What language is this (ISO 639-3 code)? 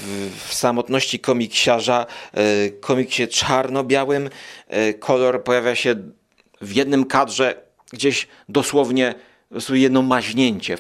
pol